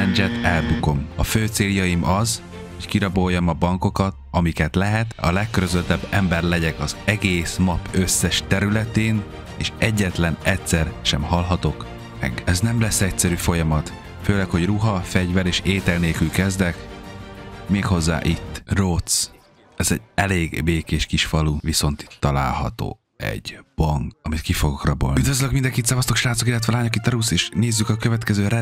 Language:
Hungarian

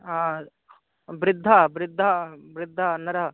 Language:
Sanskrit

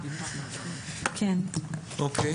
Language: Hebrew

